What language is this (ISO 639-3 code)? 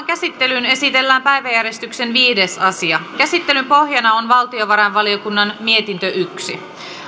fin